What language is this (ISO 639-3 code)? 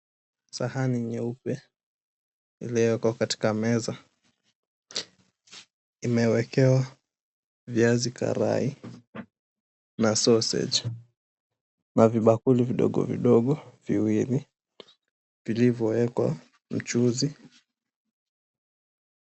swa